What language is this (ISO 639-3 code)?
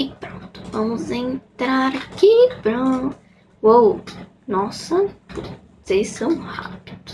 por